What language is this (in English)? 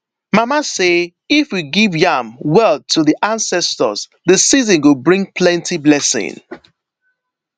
Nigerian Pidgin